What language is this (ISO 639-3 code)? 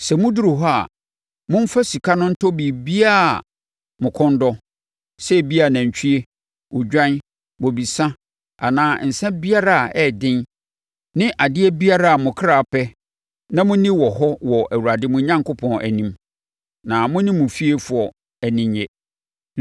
aka